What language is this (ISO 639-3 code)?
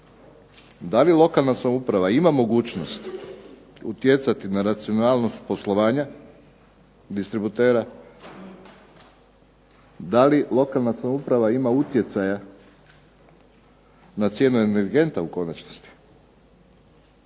hrv